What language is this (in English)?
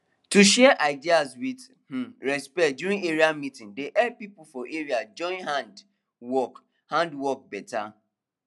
Nigerian Pidgin